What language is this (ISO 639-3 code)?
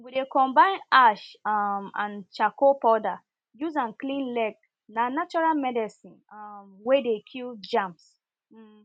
pcm